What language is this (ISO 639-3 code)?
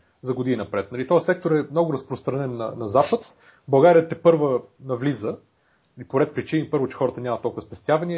bul